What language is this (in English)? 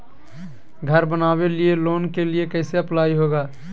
Magahi